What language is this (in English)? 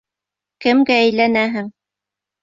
Bashkir